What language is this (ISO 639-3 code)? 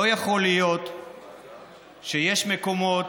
heb